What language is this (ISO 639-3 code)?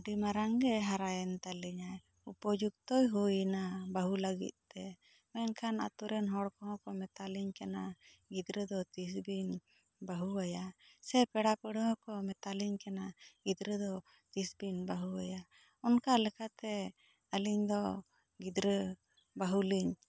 sat